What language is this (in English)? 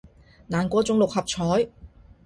Cantonese